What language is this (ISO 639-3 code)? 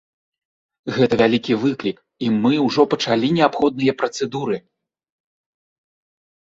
bel